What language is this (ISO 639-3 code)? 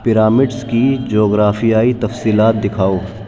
urd